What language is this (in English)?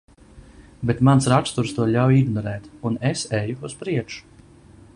Latvian